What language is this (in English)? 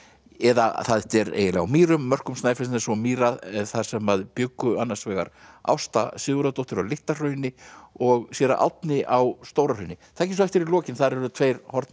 Icelandic